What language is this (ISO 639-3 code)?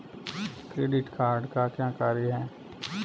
hin